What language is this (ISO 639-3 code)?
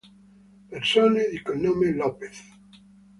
ita